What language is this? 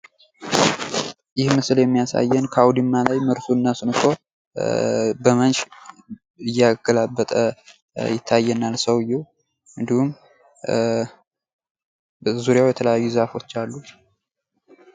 Amharic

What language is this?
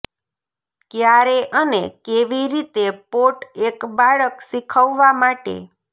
Gujarati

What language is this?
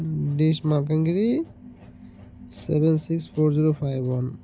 Odia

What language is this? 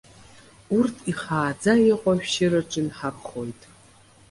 Abkhazian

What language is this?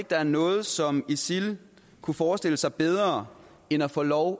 Danish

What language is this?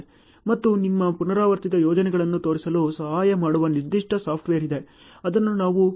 Kannada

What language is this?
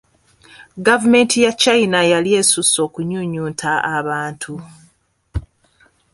Ganda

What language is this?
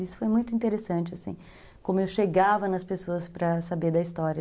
Portuguese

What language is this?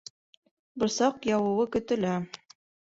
Bashkir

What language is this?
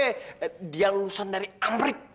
Indonesian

